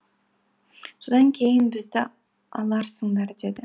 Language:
Kazakh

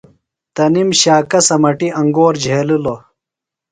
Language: Phalura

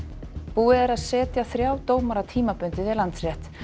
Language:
Icelandic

